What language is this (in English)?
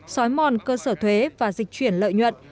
Vietnamese